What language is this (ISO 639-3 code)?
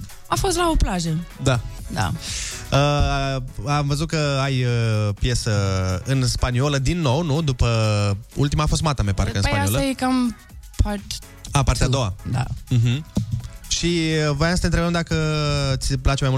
ron